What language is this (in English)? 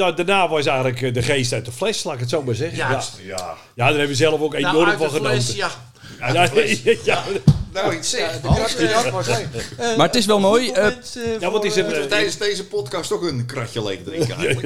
Dutch